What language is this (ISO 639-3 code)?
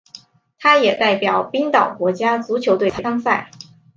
zho